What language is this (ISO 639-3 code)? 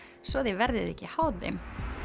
isl